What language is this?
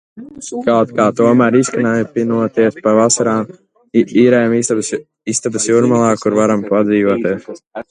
Latvian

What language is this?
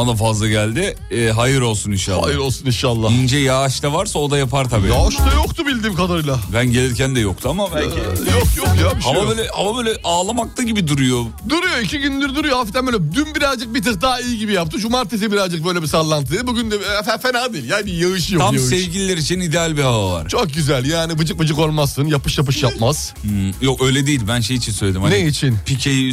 Turkish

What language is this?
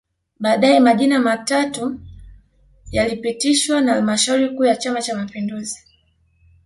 Swahili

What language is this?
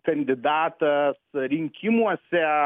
Lithuanian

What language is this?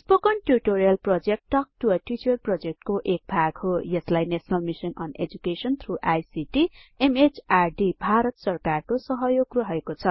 Nepali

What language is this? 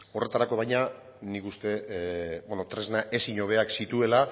Basque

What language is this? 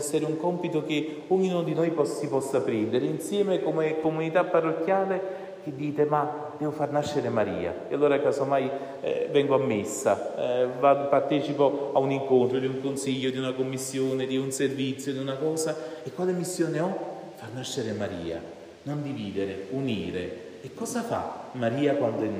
Italian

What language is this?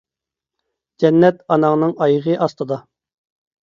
Uyghur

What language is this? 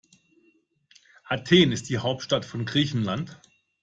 German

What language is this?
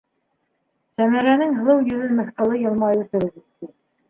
Bashkir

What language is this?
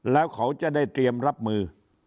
Thai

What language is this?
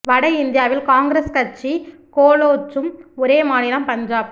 Tamil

